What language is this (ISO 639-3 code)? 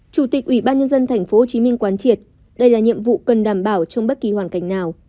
vie